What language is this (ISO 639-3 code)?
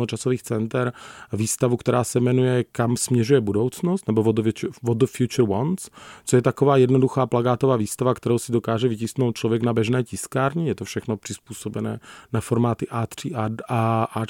ces